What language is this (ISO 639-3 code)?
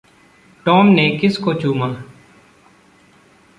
hin